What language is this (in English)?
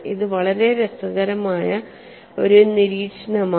Malayalam